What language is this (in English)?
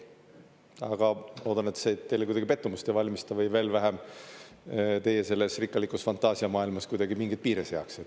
Estonian